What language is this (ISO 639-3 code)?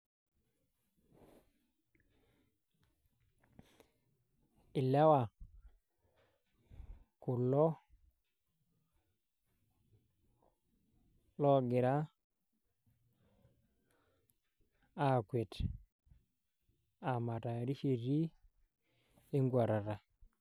mas